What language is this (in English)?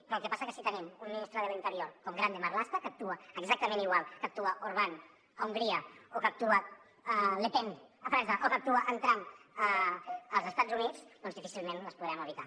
Catalan